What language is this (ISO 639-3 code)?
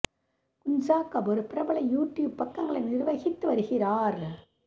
tam